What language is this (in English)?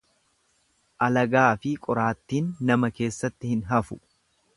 Oromo